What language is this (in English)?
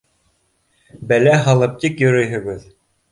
Bashkir